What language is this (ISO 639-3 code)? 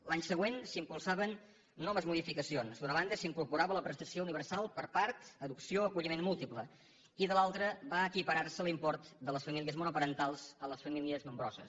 cat